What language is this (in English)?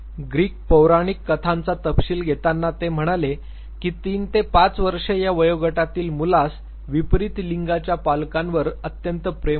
Marathi